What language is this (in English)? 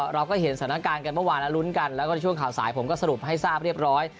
Thai